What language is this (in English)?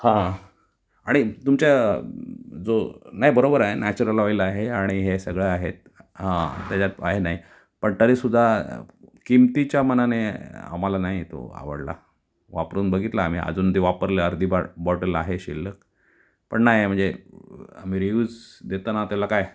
Marathi